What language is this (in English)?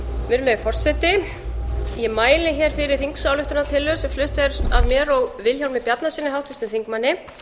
Icelandic